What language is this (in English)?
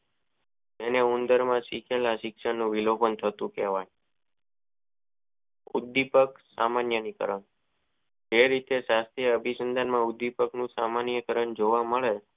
Gujarati